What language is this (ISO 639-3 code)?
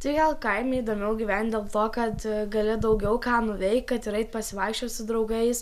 lit